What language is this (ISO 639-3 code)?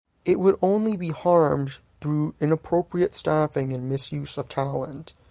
eng